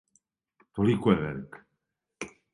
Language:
Serbian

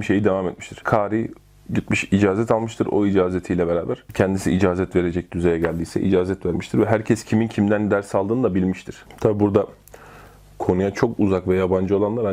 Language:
Turkish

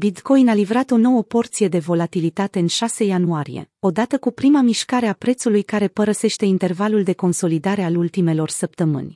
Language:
Romanian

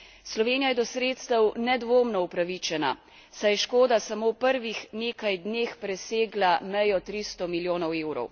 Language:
Slovenian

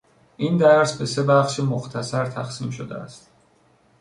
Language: Persian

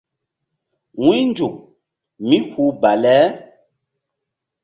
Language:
Mbum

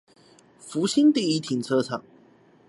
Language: Chinese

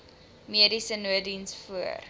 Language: Afrikaans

